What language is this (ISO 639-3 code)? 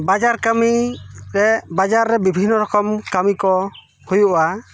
sat